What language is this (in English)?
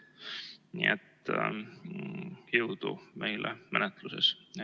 Estonian